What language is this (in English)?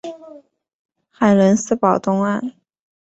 Chinese